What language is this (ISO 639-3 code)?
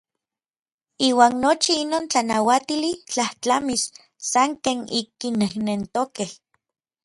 nlv